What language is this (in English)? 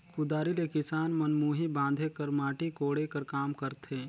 Chhattisgarhi